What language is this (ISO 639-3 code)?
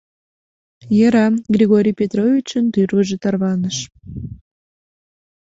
chm